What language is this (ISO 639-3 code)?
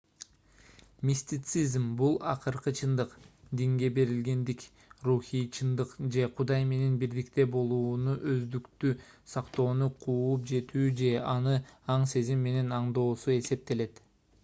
kir